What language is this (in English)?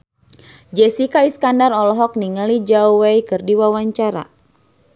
Sundanese